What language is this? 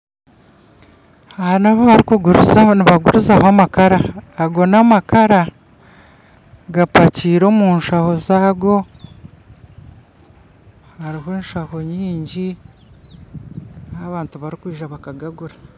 Nyankole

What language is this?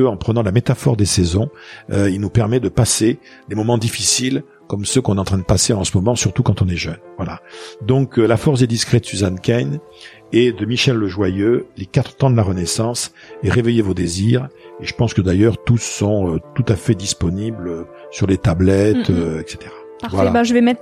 French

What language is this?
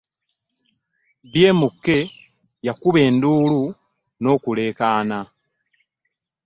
Ganda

